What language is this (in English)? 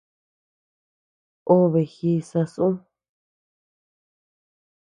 Tepeuxila Cuicatec